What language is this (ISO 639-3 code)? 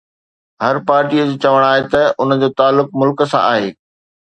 snd